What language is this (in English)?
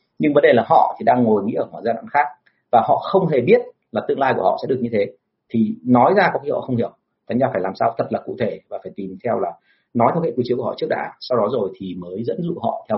Vietnamese